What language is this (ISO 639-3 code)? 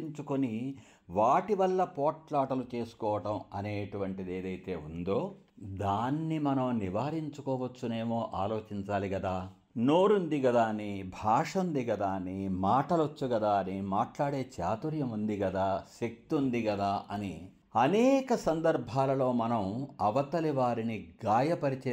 tel